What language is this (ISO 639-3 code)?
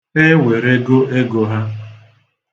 ibo